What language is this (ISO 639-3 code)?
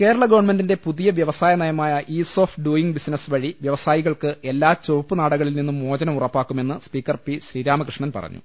mal